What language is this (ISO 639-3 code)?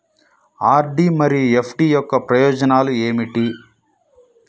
tel